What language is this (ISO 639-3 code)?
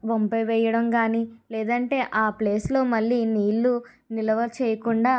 tel